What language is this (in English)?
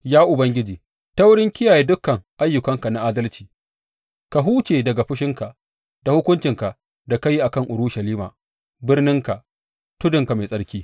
Hausa